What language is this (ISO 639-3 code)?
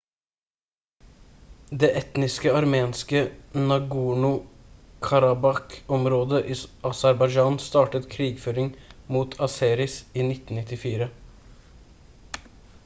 nob